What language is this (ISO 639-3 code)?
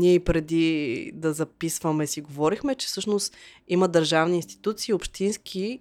bul